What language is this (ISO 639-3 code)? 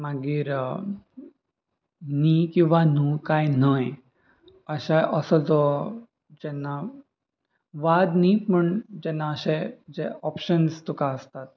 kok